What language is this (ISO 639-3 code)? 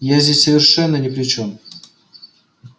rus